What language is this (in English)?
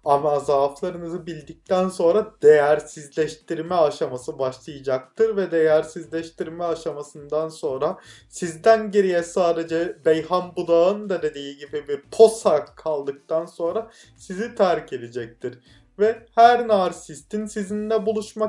Turkish